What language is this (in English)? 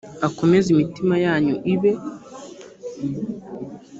Kinyarwanda